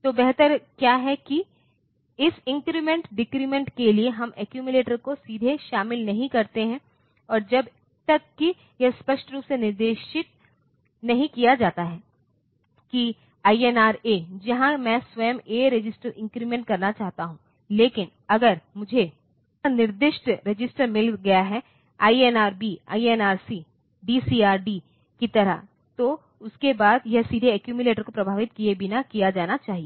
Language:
Hindi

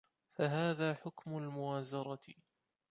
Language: Arabic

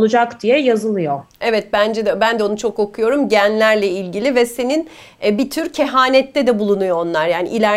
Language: Turkish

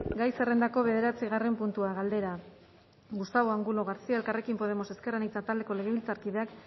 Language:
Basque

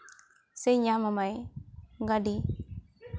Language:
Santali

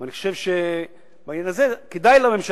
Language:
Hebrew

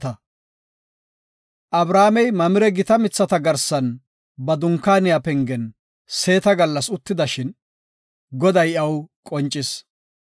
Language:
Gofa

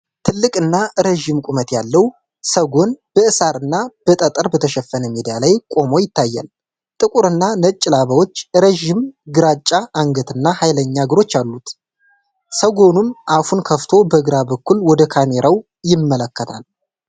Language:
Amharic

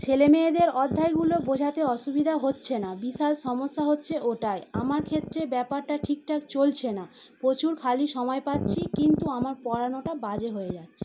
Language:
Bangla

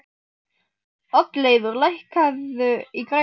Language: Icelandic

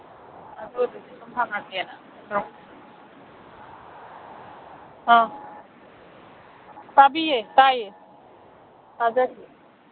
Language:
Manipuri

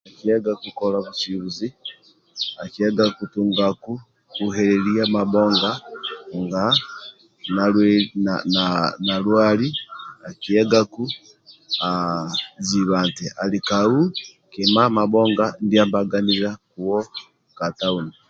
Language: Amba (Uganda)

